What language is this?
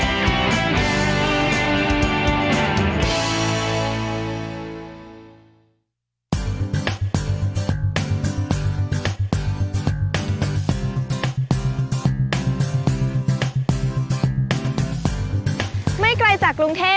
Thai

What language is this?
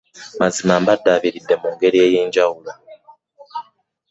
Ganda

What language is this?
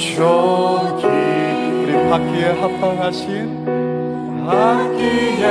Korean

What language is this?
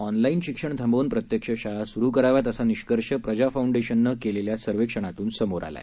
Marathi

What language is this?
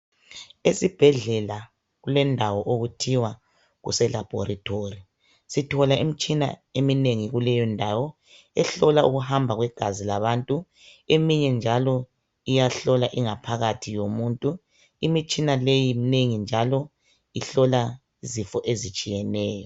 North Ndebele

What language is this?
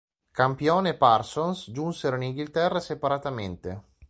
Italian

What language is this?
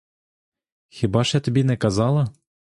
Ukrainian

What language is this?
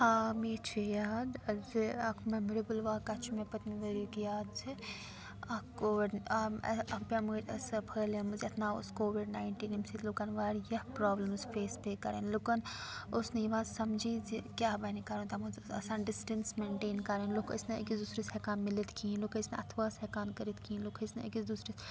Kashmiri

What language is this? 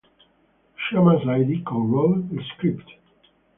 English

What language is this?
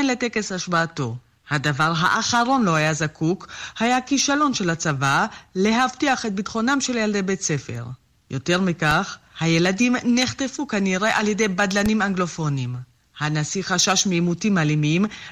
Hebrew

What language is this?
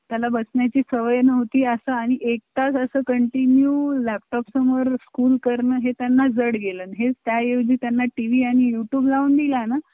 Marathi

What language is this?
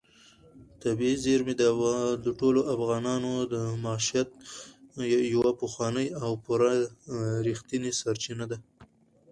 Pashto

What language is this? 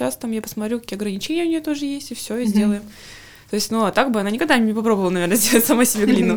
Russian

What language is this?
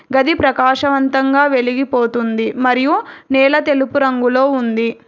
Telugu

